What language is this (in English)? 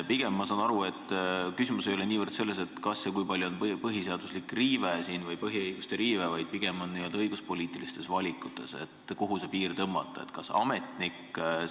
Estonian